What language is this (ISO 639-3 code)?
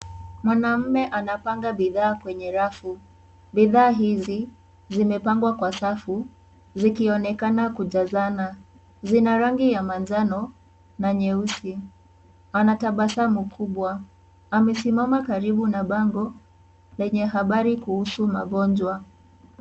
swa